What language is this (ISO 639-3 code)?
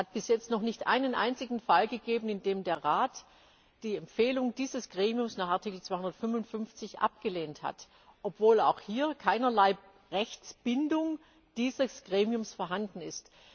deu